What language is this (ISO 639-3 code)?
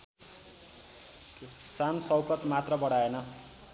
nep